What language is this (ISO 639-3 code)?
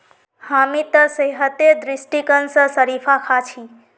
mag